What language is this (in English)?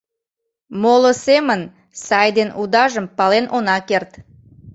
Mari